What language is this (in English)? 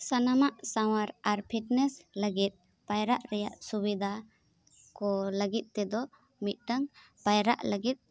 Santali